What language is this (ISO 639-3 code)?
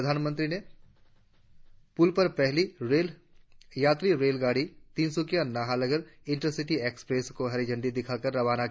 hin